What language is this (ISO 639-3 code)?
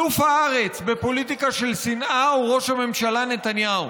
heb